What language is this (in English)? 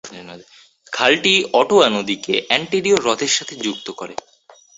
Bangla